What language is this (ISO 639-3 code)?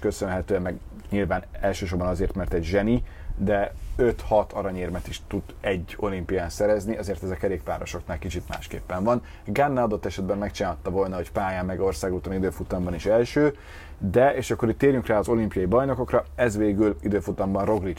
hun